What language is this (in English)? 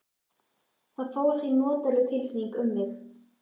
Icelandic